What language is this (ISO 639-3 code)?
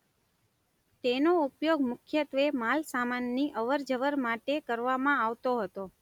guj